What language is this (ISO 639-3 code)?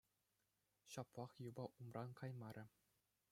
chv